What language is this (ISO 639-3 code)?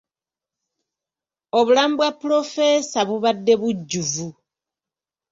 lug